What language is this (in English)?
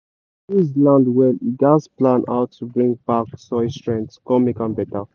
Nigerian Pidgin